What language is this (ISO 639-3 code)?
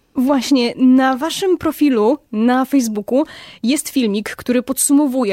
pol